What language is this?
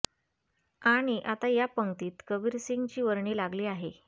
Marathi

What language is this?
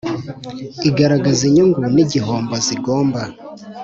Kinyarwanda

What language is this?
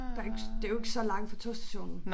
Danish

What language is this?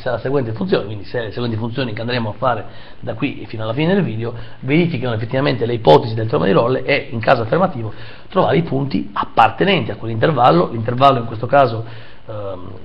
Italian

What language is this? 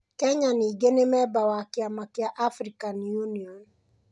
Kikuyu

